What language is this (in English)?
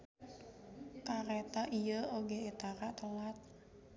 Sundanese